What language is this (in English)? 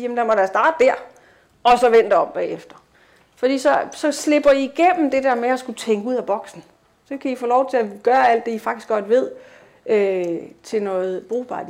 Danish